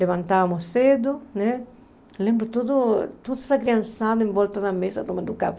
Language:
Portuguese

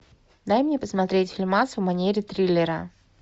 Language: Russian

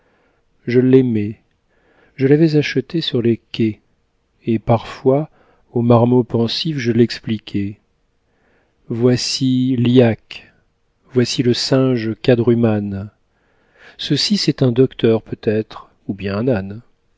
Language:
French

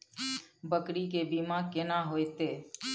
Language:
Maithili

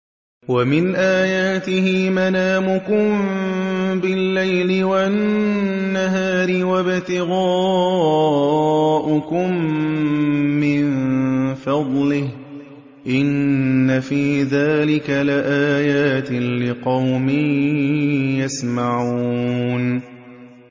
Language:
Arabic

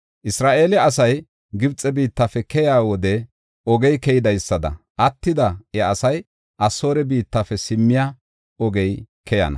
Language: Gofa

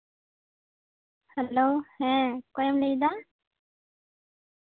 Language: Santali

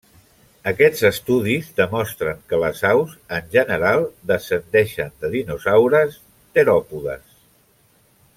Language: Catalan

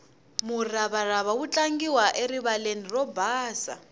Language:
Tsonga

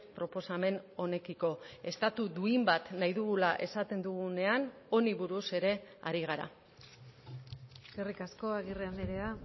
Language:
Basque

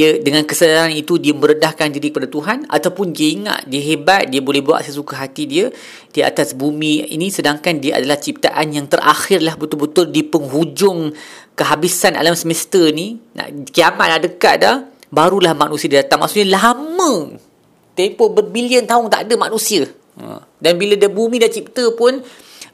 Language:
Malay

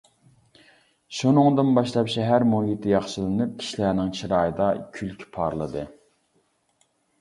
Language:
Uyghur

